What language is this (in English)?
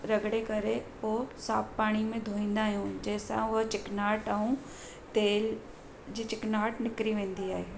Sindhi